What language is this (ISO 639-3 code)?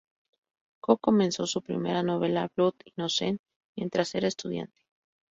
spa